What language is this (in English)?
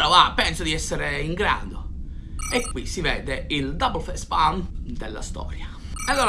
Italian